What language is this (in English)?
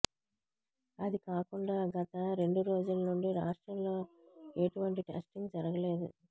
Telugu